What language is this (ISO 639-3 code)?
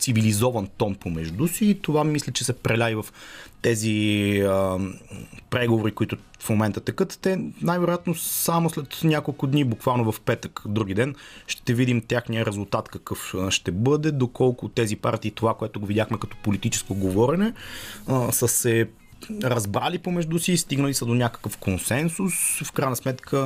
bul